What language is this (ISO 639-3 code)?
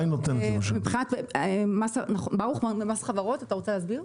heb